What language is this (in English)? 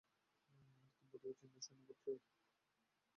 Bangla